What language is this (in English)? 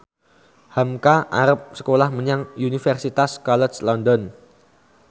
Javanese